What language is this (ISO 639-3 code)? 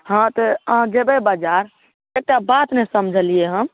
mai